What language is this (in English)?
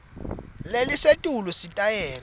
Swati